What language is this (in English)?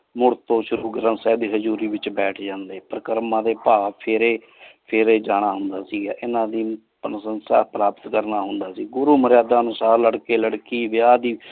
Punjabi